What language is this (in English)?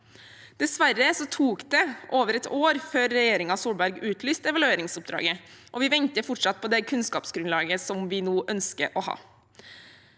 Norwegian